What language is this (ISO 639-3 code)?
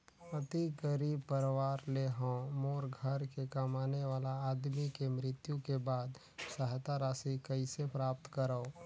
hne